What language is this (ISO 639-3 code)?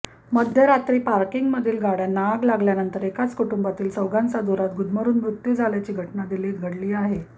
mar